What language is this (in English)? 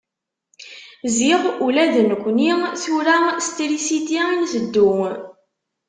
Kabyle